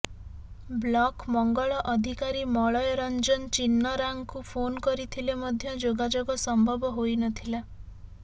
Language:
Odia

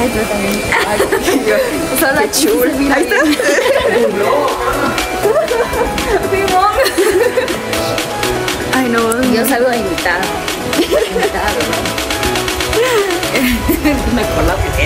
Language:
Spanish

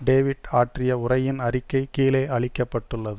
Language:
Tamil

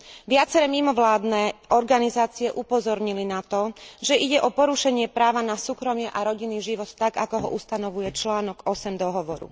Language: Slovak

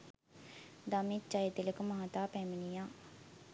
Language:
Sinhala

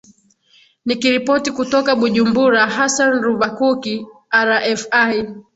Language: Swahili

